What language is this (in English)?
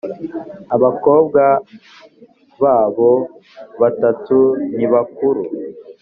Kinyarwanda